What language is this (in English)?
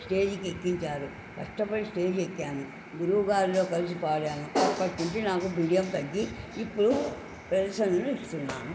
Telugu